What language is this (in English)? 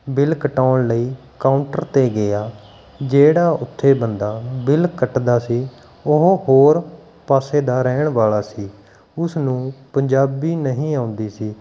Punjabi